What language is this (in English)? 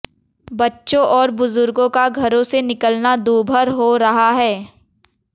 Hindi